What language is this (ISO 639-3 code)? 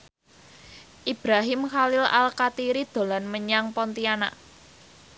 jav